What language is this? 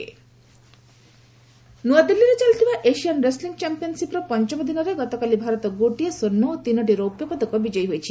Odia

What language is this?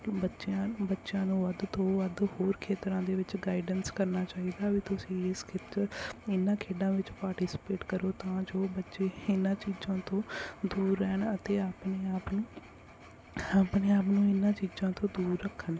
Punjabi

